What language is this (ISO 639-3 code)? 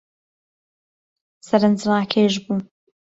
ckb